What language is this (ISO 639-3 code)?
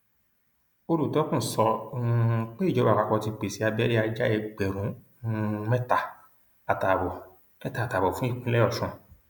yor